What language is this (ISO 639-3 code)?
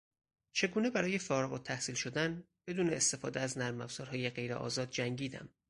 fas